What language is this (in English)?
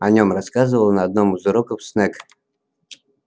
Russian